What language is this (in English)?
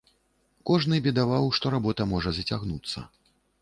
Belarusian